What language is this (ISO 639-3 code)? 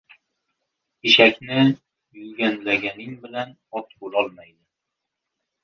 uzb